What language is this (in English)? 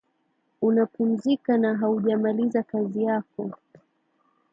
Swahili